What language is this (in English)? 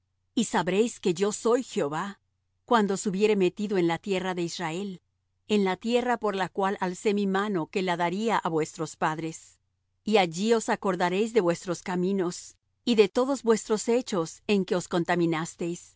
Spanish